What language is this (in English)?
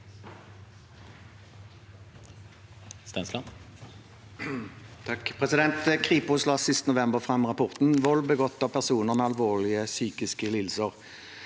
Norwegian